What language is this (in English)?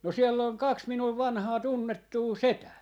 Finnish